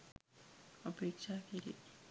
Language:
Sinhala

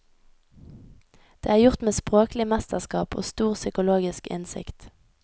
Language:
Norwegian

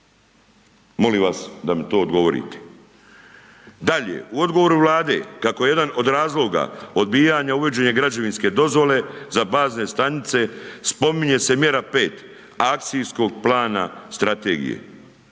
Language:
Croatian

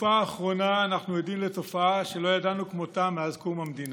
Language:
Hebrew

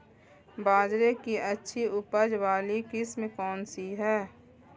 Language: Hindi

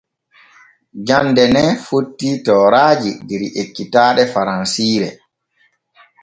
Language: Borgu Fulfulde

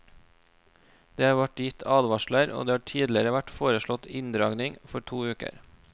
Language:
Norwegian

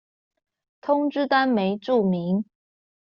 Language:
Chinese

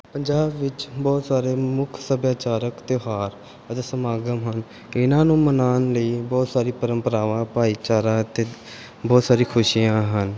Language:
Punjabi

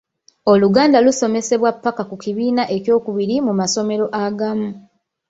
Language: Ganda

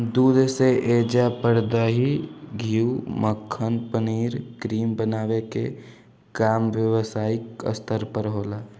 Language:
Bhojpuri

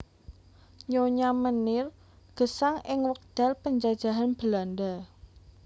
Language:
Javanese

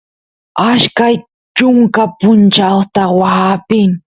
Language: Santiago del Estero Quichua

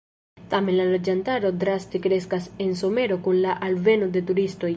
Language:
Esperanto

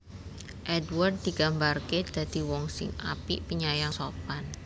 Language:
Javanese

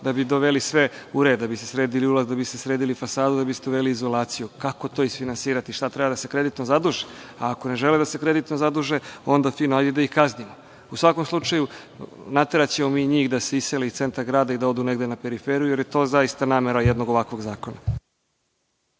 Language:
Serbian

